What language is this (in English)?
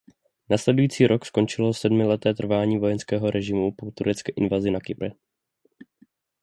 Czech